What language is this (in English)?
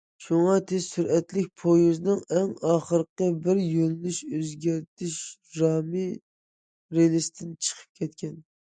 Uyghur